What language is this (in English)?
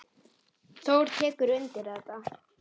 Icelandic